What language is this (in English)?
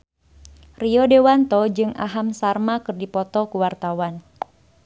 Sundanese